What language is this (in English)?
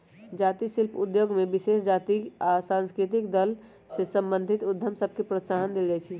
Magahi